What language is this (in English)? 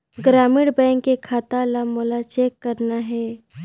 Chhattisgarhi